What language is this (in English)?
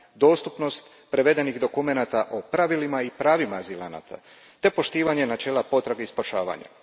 Croatian